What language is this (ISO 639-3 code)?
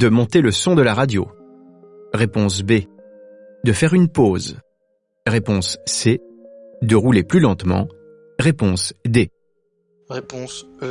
fra